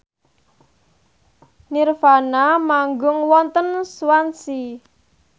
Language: Javanese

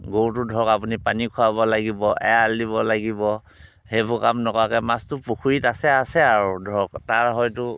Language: Assamese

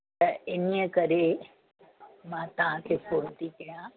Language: Sindhi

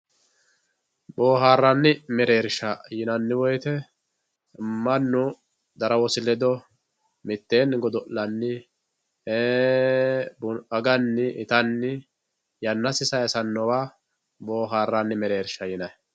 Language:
Sidamo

